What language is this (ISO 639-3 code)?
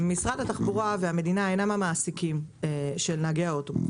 heb